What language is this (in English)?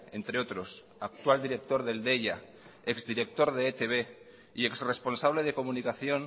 Spanish